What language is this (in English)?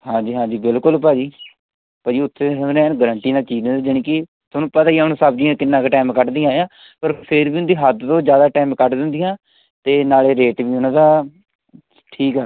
Punjabi